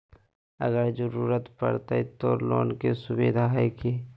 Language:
Magahi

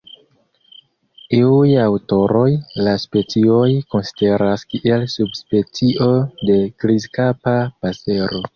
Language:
Esperanto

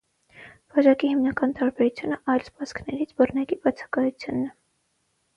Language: Armenian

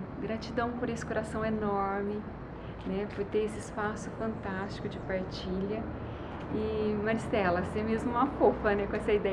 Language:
Portuguese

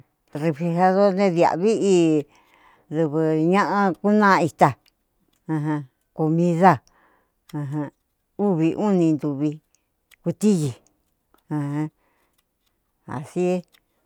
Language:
Cuyamecalco Mixtec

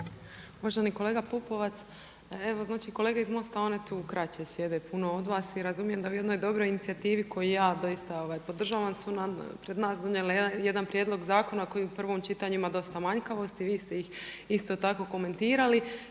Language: Croatian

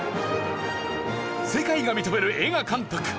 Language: Japanese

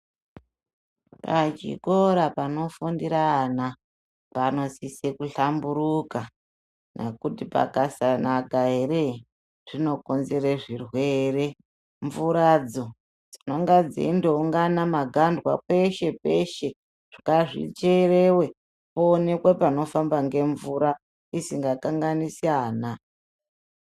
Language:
Ndau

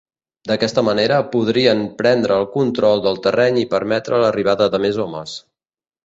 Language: Catalan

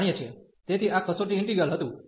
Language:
Gujarati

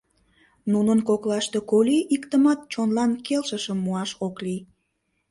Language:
Mari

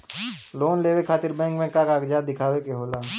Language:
Bhojpuri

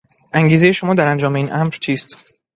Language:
Persian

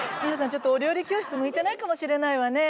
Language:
Japanese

